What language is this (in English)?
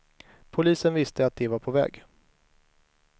Swedish